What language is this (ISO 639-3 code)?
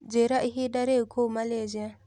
kik